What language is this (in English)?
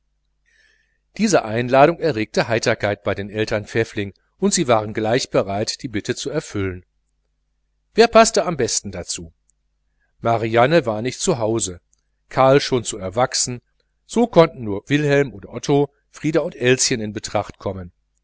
German